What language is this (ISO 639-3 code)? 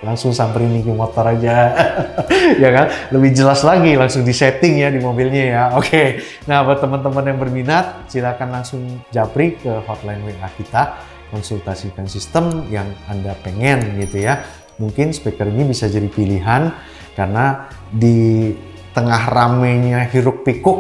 ind